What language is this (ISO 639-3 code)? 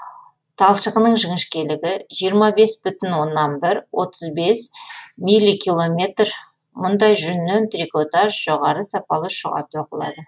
kaz